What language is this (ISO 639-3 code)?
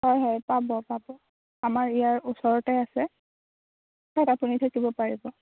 asm